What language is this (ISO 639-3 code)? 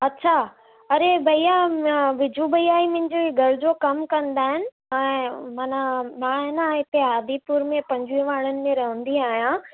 snd